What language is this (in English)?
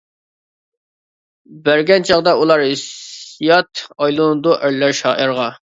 Uyghur